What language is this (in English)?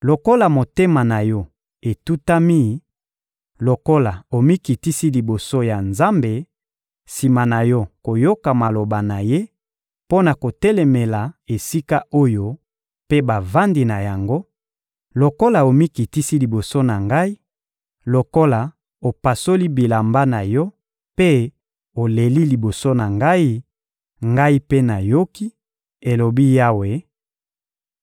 Lingala